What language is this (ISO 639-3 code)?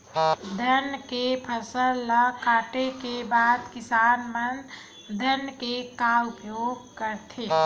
hne